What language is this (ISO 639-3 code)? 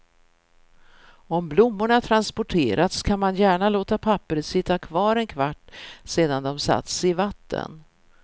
swe